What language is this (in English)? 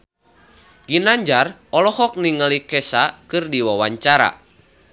Sundanese